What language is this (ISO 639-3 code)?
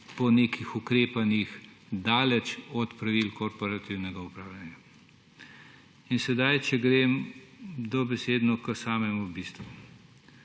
slv